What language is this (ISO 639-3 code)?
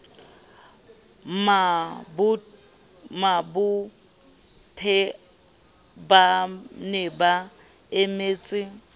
sot